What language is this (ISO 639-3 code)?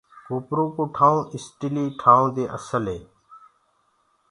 ggg